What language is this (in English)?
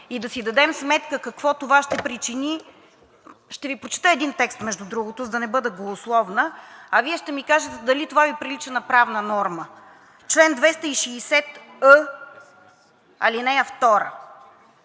Bulgarian